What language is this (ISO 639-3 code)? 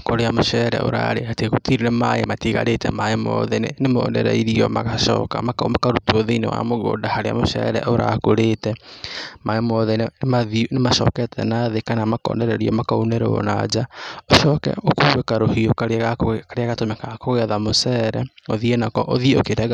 kik